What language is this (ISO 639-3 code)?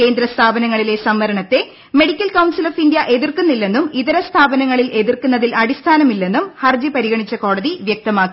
mal